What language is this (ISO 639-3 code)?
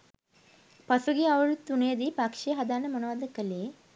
sin